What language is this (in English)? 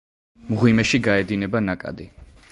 Georgian